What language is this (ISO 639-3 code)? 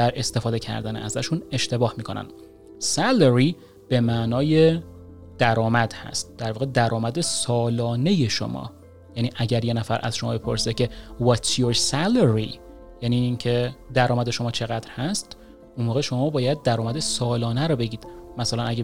fas